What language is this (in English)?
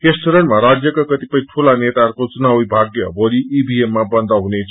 Nepali